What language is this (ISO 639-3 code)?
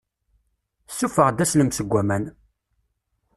kab